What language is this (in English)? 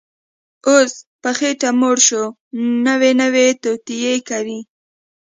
Pashto